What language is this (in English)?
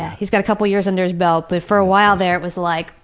English